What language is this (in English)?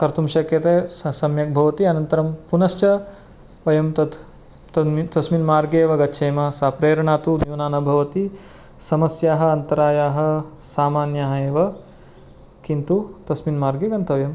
Sanskrit